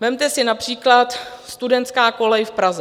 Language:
Czech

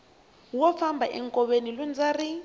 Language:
Tsonga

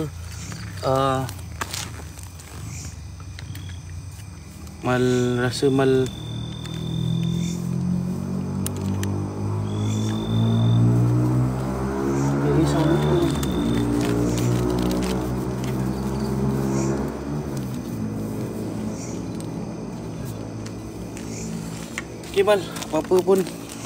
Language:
Malay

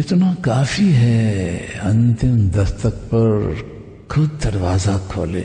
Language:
Hindi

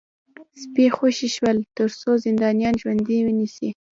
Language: Pashto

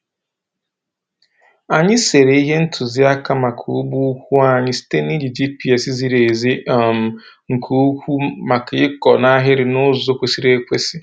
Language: Igbo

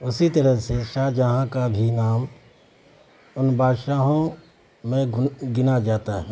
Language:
Urdu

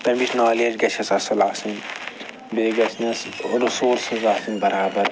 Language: Kashmiri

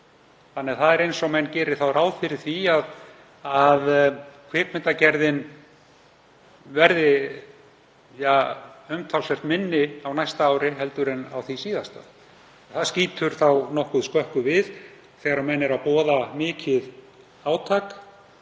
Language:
Icelandic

